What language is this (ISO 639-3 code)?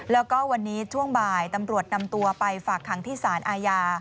tha